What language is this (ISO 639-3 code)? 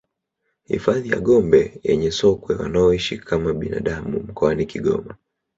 swa